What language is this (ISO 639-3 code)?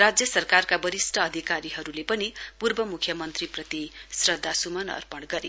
nep